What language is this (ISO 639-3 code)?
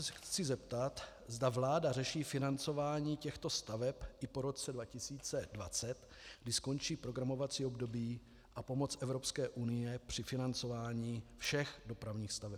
ces